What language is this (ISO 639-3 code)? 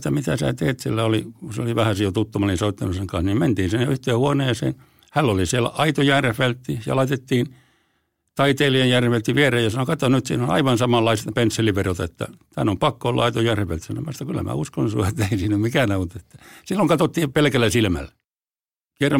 fin